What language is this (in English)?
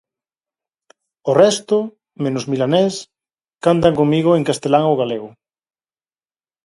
Galician